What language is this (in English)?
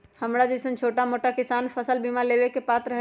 Magahi